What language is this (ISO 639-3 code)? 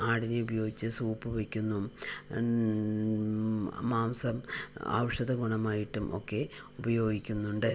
mal